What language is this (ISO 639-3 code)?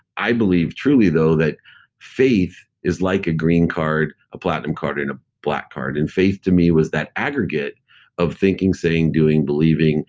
eng